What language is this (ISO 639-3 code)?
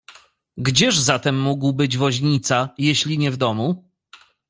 pol